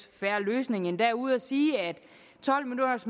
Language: Danish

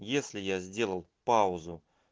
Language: Russian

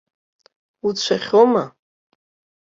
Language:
Abkhazian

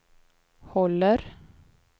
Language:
Swedish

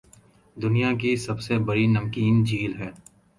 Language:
Urdu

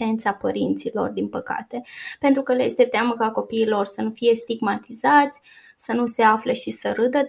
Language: Romanian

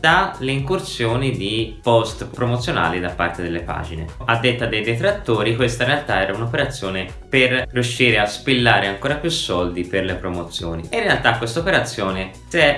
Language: Italian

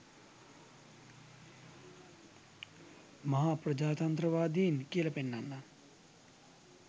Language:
Sinhala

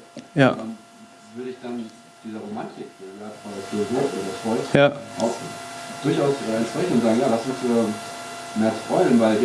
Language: German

